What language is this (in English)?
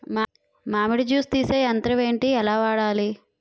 Telugu